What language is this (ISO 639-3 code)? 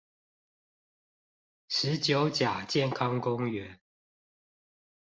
zho